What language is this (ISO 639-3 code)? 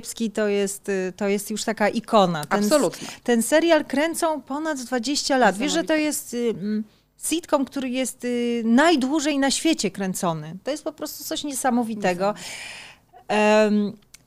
pol